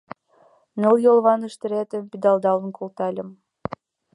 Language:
Mari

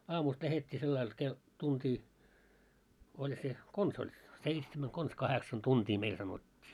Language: Finnish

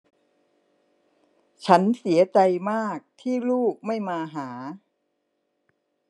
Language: Thai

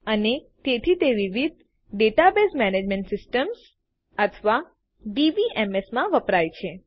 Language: Gujarati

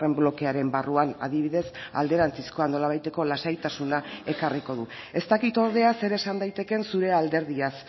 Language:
Basque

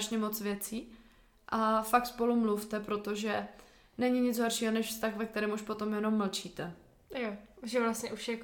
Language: Czech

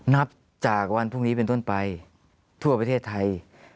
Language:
Thai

